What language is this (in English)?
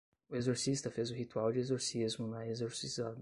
Portuguese